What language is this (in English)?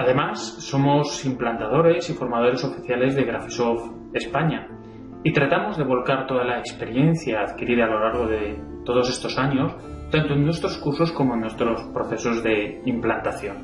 Spanish